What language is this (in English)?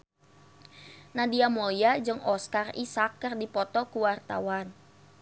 Sundanese